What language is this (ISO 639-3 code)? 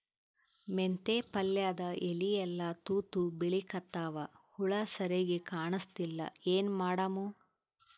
kan